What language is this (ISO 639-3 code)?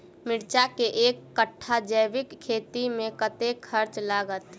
mai